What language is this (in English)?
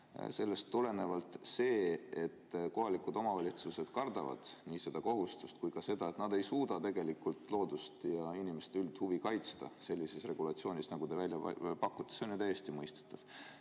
Estonian